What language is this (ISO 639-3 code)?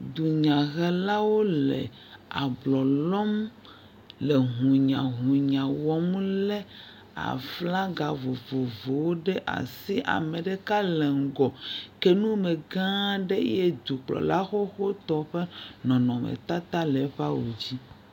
ewe